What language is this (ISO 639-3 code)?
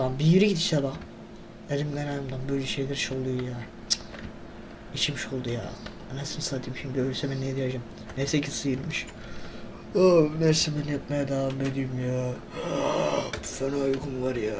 tur